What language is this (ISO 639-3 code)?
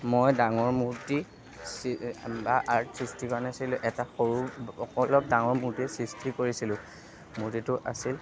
asm